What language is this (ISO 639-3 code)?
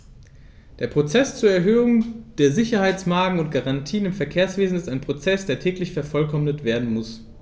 deu